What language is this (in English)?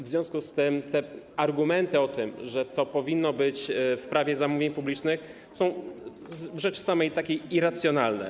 Polish